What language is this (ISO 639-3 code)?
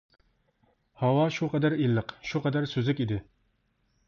uig